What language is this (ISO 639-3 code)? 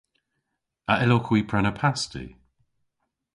cor